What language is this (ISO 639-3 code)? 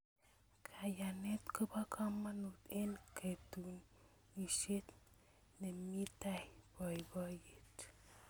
kln